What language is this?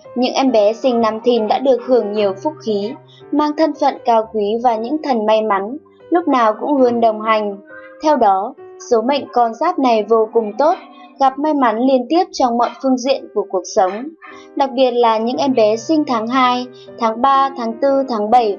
Vietnamese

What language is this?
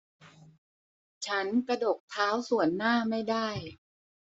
Thai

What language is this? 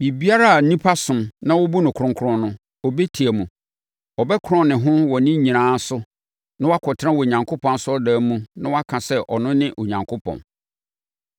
Akan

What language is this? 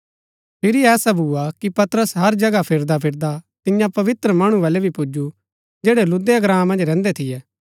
Gaddi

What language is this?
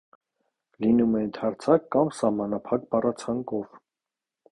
Armenian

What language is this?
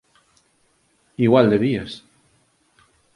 Galician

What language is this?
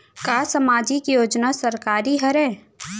Chhattisgarhi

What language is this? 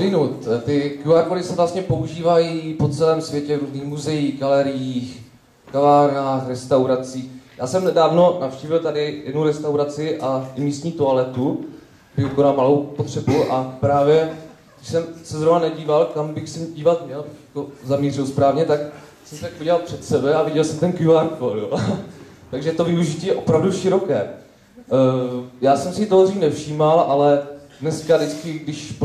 Czech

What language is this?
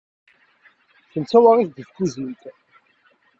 Kabyle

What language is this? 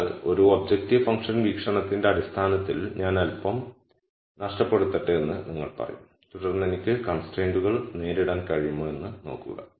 Malayalam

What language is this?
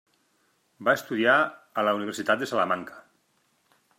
Catalan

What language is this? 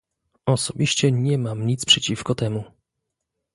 Polish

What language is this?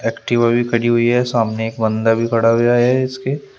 Hindi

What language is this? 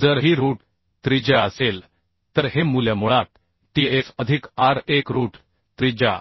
Marathi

